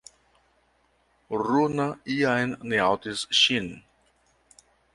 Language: Esperanto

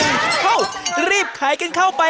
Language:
Thai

